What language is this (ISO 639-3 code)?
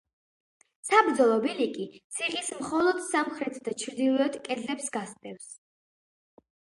kat